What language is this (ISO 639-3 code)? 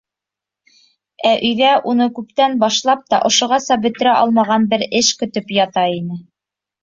bak